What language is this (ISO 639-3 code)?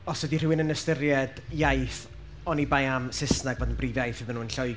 cym